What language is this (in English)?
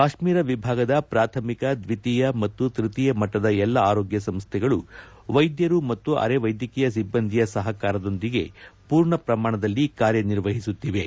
Kannada